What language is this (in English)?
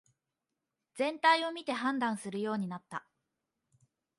Japanese